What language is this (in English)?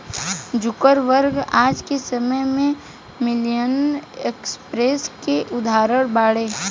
Bhojpuri